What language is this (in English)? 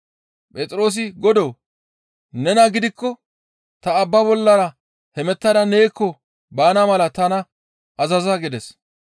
Gamo